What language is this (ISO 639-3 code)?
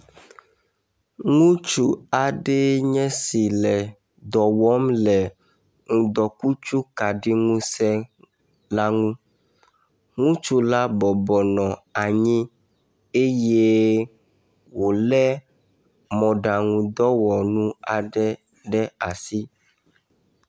ewe